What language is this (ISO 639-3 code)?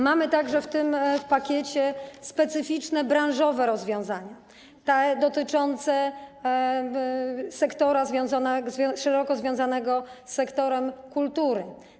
pol